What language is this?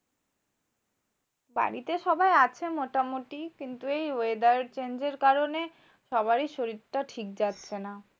Bangla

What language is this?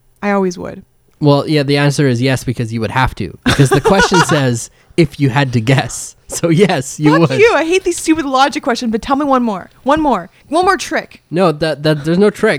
English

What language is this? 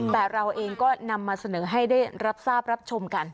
Thai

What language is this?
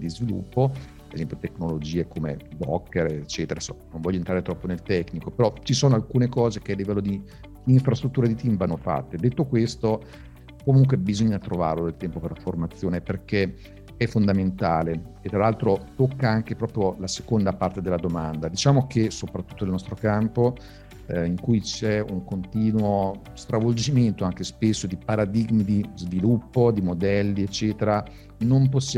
Italian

